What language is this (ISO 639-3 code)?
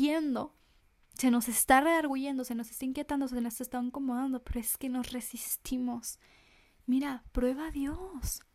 spa